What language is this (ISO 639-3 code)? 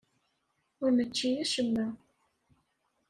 kab